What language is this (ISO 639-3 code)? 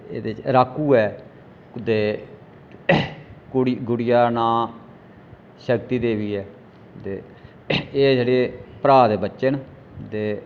doi